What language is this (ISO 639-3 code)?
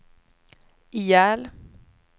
swe